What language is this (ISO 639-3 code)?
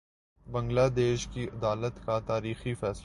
urd